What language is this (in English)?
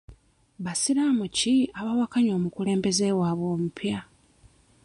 Ganda